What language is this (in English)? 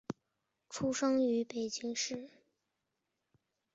Chinese